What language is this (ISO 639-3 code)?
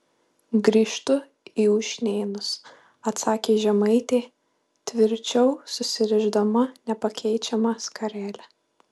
lit